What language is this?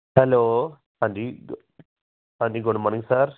Punjabi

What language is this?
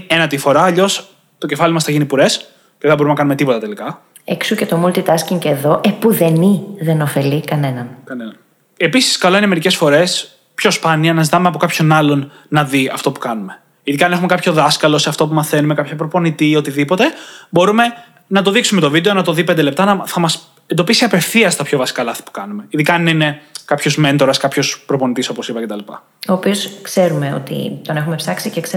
Greek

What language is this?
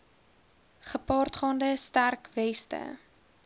Afrikaans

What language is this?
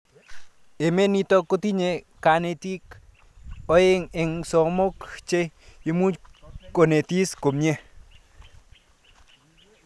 Kalenjin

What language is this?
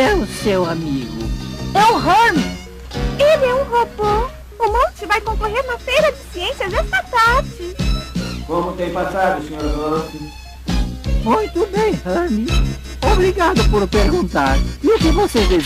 Portuguese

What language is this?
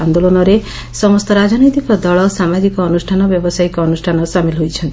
Odia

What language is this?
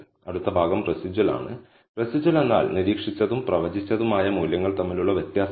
Malayalam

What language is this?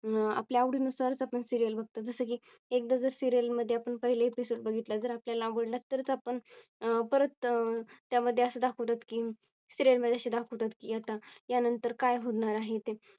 Marathi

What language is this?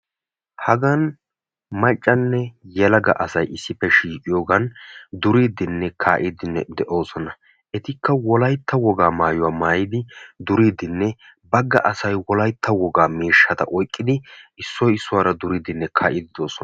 Wolaytta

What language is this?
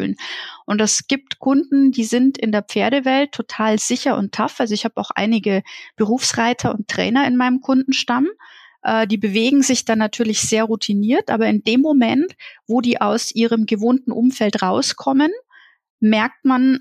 German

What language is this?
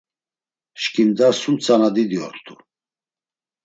Laz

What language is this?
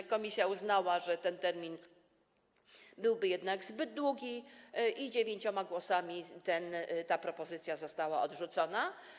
Polish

